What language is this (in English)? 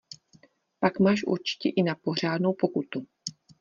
Czech